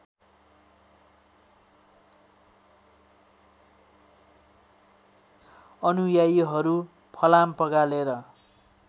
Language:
Nepali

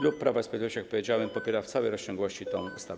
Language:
Polish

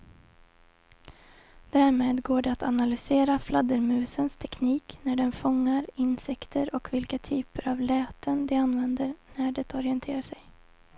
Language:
Swedish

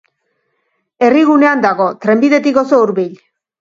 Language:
Basque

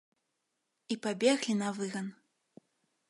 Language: Belarusian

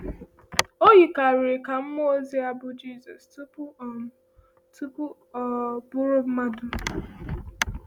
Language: Igbo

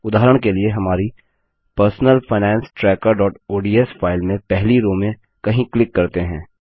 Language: Hindi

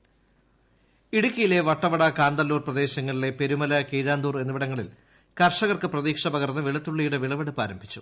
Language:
Malayalam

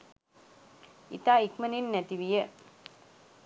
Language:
Sinhala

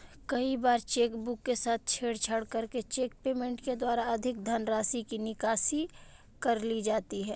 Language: Hindi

